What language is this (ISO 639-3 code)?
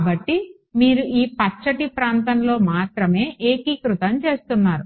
tel